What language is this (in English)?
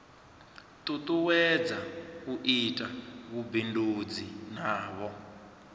Venda